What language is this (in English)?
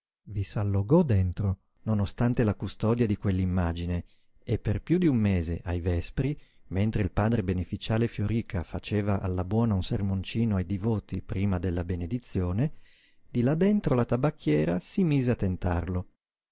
Italian